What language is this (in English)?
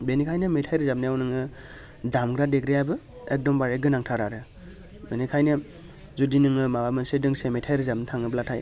Bodo